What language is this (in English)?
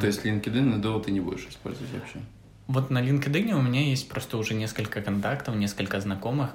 Russian